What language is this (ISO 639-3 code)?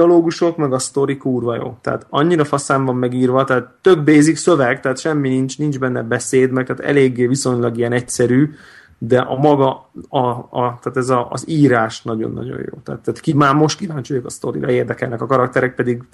hun